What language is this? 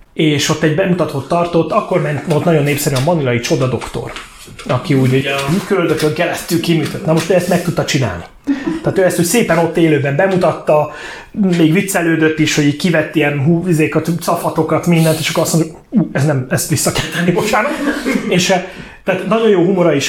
Hungarian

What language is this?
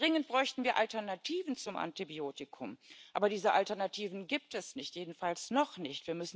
German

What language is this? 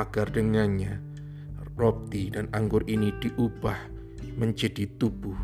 Indonesian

